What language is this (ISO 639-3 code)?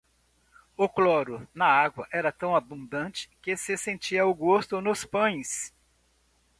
por